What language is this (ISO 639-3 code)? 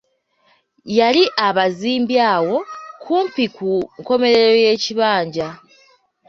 lug